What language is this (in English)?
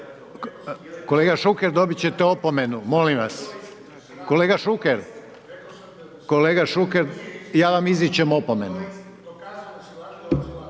Croatian